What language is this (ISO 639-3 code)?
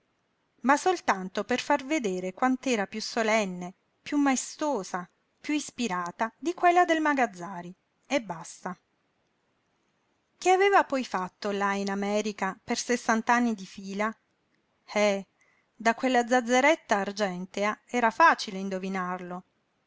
ita